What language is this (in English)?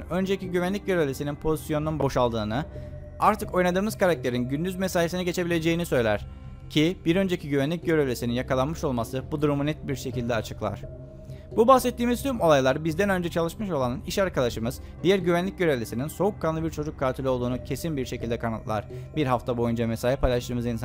Turkish